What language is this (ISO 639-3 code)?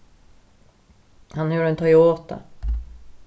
fao